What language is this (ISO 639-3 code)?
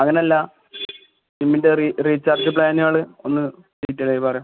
mal